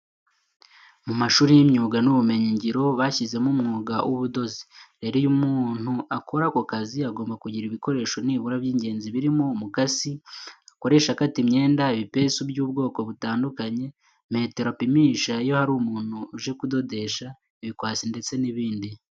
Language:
Kinyarwanda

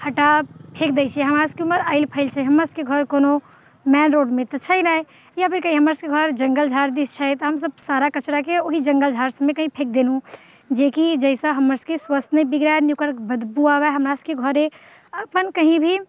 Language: Maithili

